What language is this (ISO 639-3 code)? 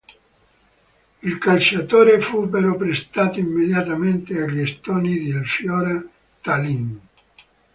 ita